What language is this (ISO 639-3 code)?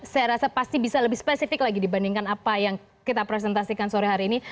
ind